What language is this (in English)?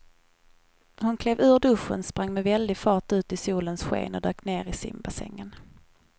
Swedish